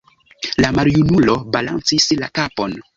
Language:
Esperanto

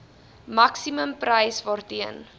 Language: Afrikaans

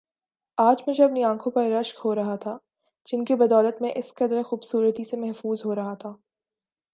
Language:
Urdu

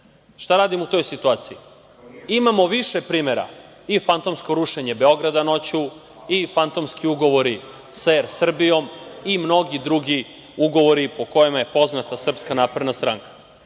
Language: Serbian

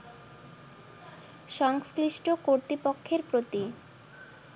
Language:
Bangla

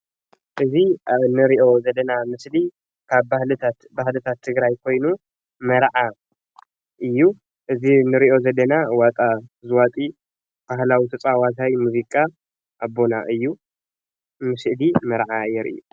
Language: Tigrinya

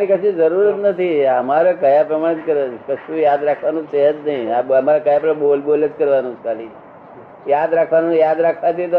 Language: Gujarati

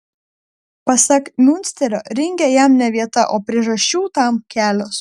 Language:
Lithuanian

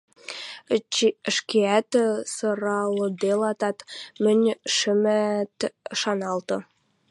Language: Western Mari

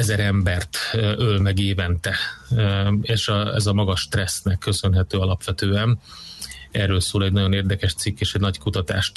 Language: Hungarian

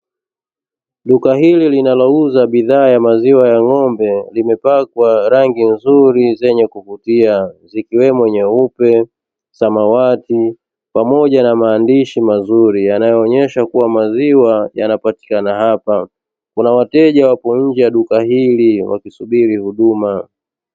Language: Swahili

